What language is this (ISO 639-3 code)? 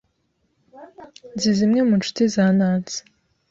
kin